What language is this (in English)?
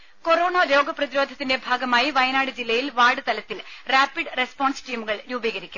Malayalam